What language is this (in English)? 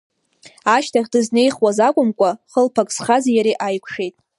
Abkhazian